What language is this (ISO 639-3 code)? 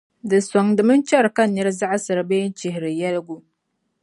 dag